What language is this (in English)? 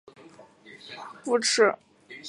Chinese